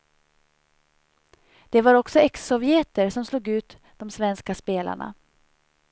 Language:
Swedish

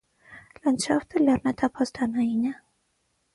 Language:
Armenian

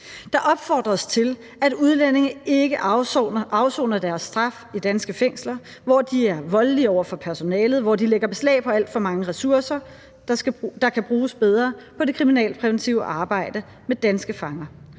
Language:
Danish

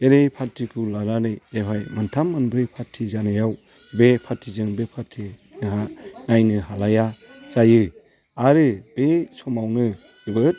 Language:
Bodo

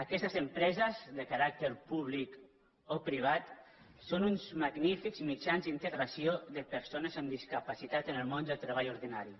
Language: Catalan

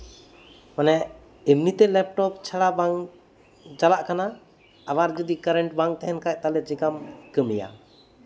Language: Santali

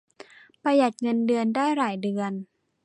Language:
Thai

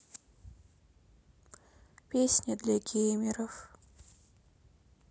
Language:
Russian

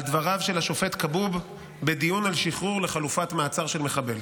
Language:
Hebrew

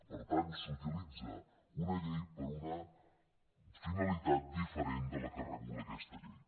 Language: Catalan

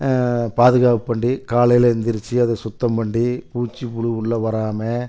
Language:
Tamil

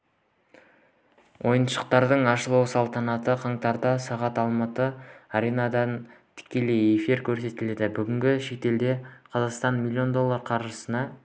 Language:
Kazakh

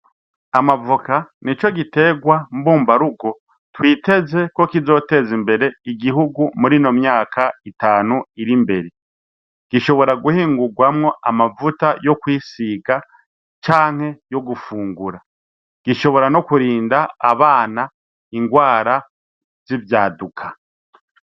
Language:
Rundi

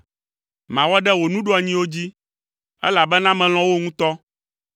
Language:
Ewe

